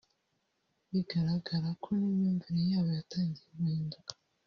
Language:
Kinyarwanda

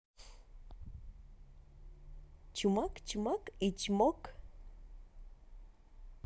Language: Russian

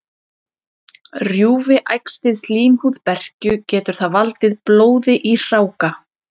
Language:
Icelandic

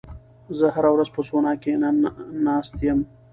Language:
Pashto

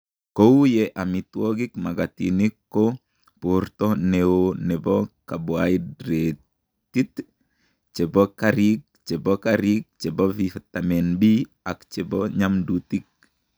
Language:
Kalenjin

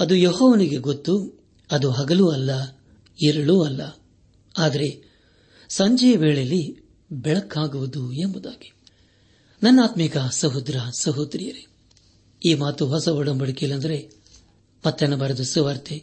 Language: Kannada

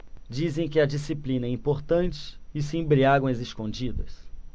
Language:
Portuguese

